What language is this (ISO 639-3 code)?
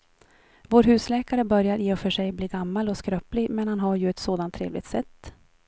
swe